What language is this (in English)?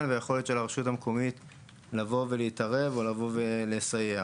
Hebrew